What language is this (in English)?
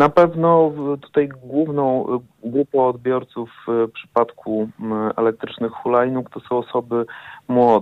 Polish